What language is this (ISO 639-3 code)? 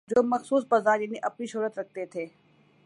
urd